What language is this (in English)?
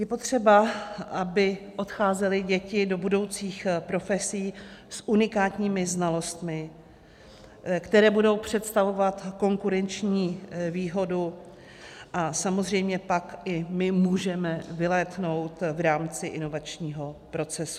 Czech